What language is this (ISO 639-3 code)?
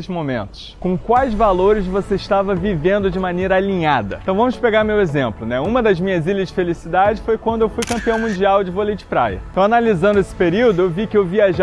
por